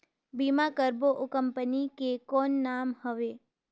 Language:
Chhattisgarhi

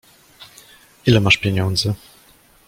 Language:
Polish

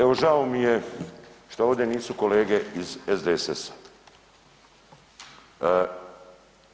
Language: Croatian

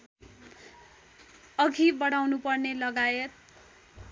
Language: Nepali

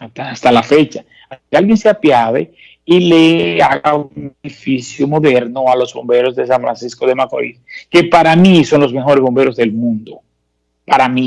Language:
Spanish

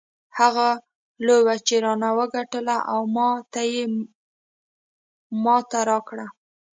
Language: Pashto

